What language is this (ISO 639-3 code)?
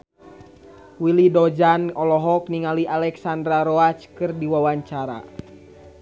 sun